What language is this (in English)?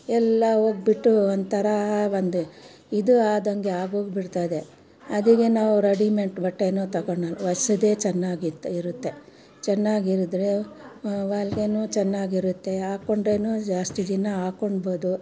Kannada